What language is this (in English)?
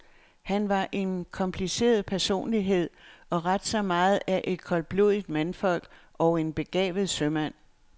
Danish